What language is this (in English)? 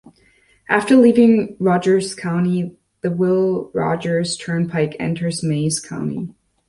English